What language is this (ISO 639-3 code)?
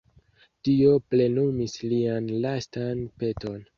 epo